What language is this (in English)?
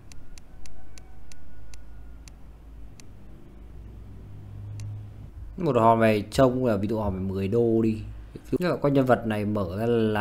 Vietnamese